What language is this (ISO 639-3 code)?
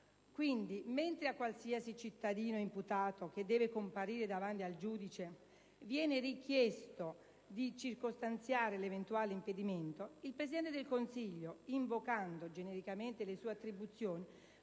ita